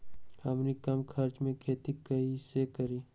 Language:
Magahi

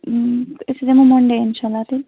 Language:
Kashmiri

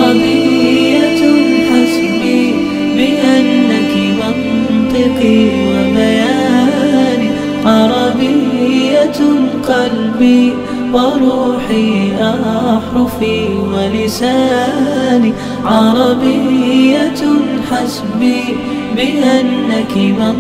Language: Arabic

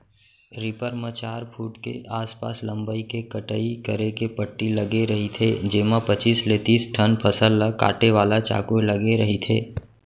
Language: Chhattisgarhi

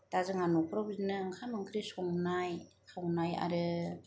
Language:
Bodo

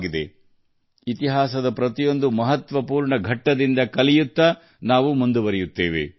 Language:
Kannada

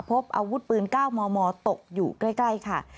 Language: Thai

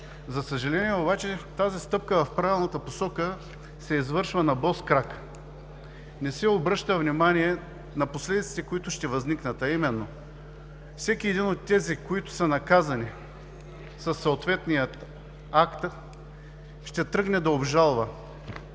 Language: Bulgarian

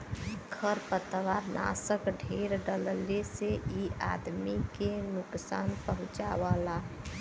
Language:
Bhojpuri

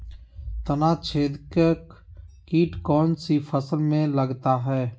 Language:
Magahi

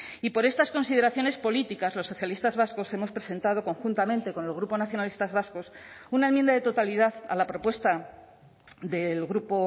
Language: Spanish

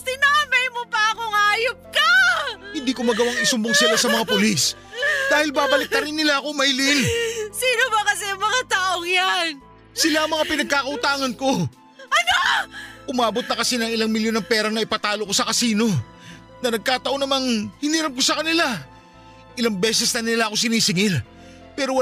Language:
Filipino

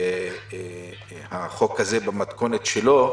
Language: Hebrew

